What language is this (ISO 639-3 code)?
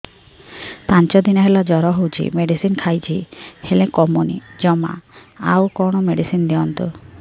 ori